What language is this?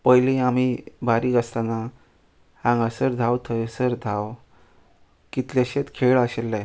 Konkani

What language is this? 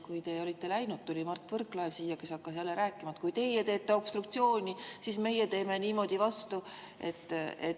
Estonian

